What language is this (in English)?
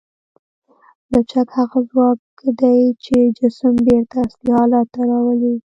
Pashto